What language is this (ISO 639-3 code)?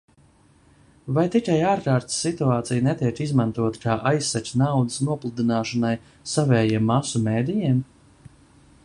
lav